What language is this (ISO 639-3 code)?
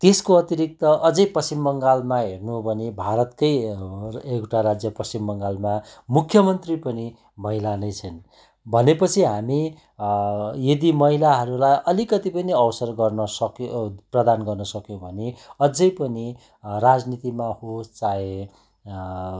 nep